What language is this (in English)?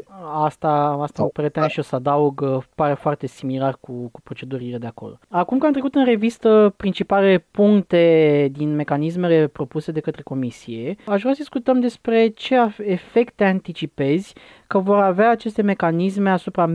Romanian